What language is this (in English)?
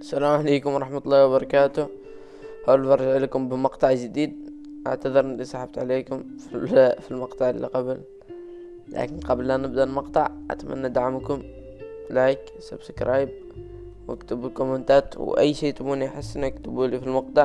Arabic